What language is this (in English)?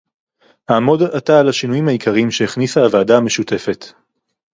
Hebrew